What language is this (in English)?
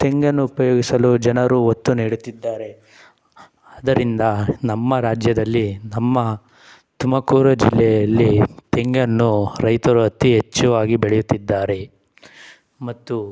Kannada